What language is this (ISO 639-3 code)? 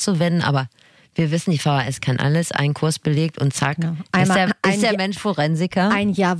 deu